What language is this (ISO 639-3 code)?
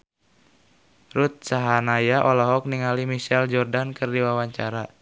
sun